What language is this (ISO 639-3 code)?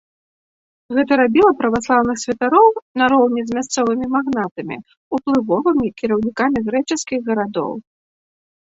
bel